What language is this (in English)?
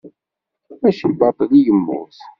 Kabyle